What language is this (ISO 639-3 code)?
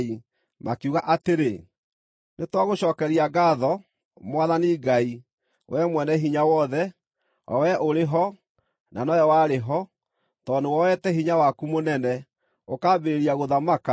kik